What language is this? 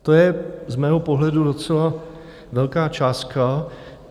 Czech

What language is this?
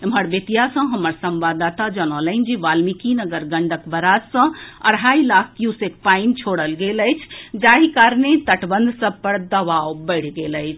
Maithili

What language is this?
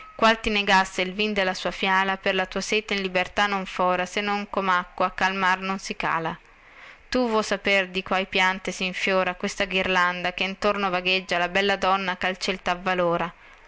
Italian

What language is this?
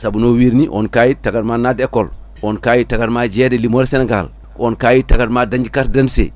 Fula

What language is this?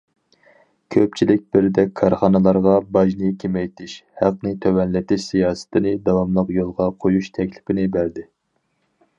Uyghur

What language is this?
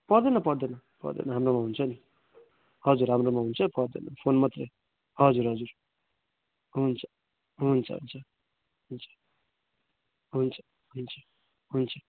Nepali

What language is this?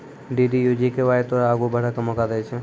Maithili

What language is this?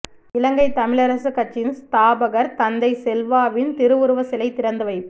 Tamil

